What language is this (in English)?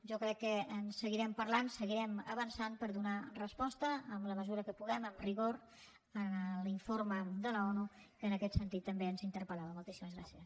Catalan